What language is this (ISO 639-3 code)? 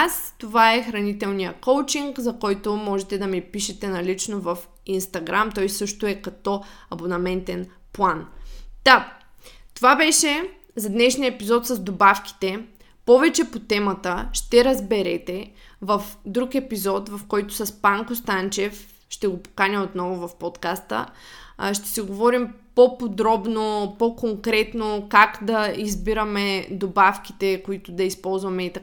bul